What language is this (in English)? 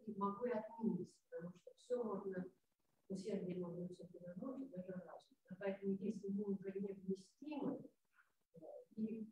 Russian